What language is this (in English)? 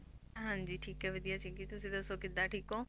Punjabi